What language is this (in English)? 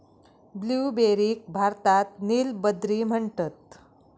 Marathi